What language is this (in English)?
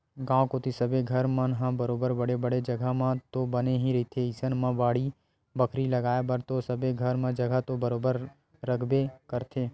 Chhattisgarhi